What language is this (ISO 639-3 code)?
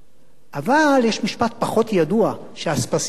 heb